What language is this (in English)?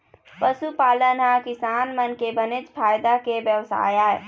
Chhattisgarhi